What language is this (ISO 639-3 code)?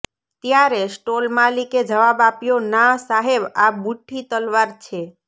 guj